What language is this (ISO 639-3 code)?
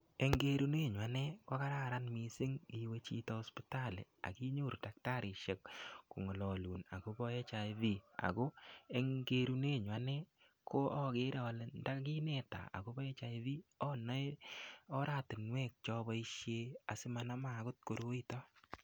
kln